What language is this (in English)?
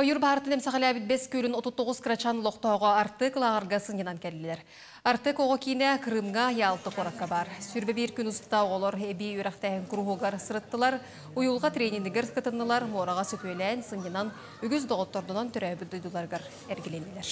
Turkish